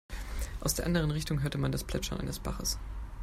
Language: German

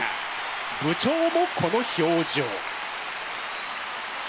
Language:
Japanese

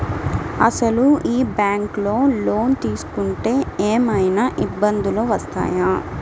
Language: Telugu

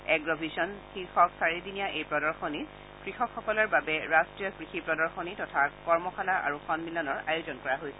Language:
Assamese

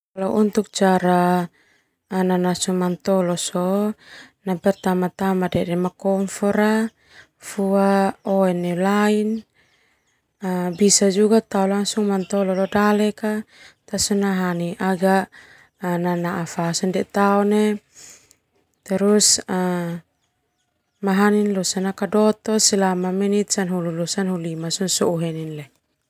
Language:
Termanu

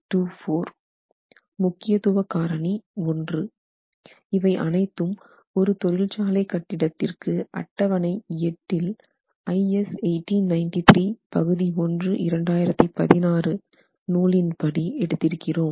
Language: Tamil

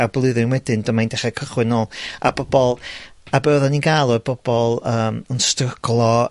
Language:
Welsh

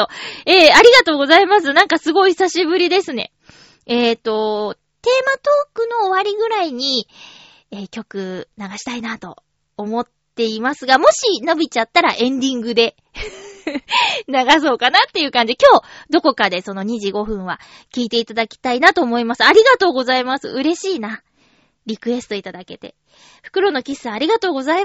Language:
Japanese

